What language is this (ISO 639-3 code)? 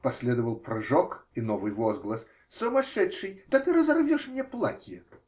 rus